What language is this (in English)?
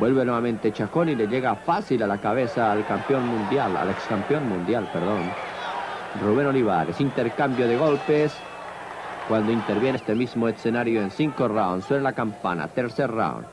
Spanish